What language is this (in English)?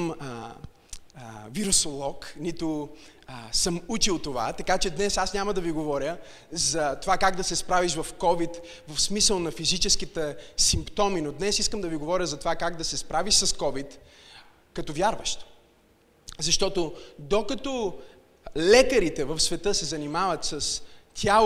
Bulgarian